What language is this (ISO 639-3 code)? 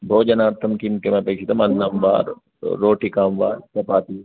san